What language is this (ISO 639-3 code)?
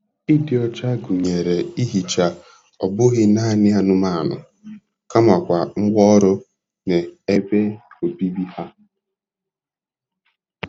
ibo